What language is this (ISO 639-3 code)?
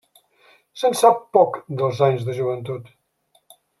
cat